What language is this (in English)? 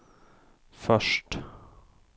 Swedish